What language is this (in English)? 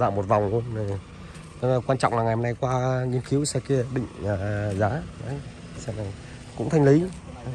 Vietnamese